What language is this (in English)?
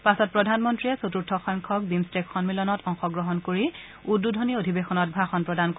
Assamese